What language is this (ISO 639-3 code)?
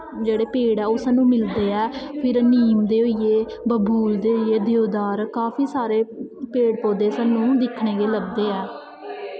doi